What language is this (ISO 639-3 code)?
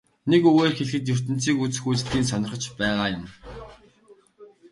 mon